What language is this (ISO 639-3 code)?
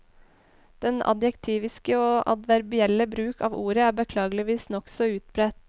nor